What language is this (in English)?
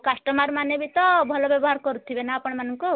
Odia